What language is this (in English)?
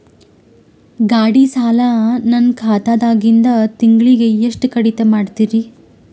Kannada